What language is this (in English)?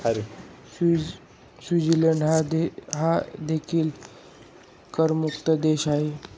Marathi